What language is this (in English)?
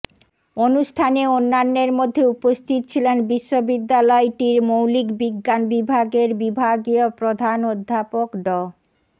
Bangla